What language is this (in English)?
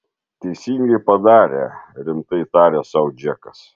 Lithuanian